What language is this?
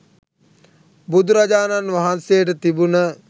Sinhala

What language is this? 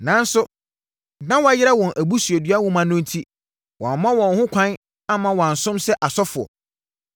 Akan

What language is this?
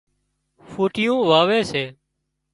Wadiyara Koli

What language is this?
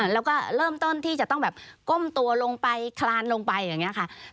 Thai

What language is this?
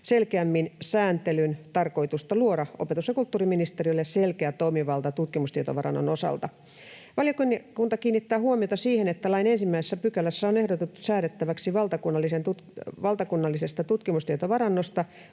Finnish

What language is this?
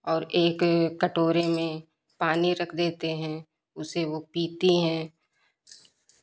Hindi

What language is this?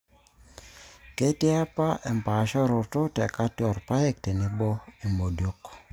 Masai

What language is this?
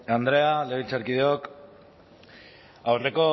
Basque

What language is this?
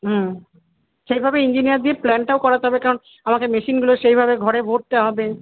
Bangla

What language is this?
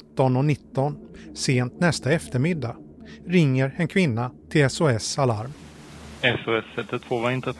Swedish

